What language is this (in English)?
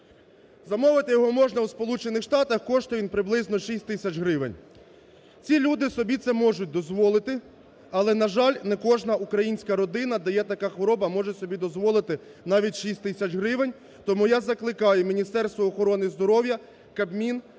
Ukrainian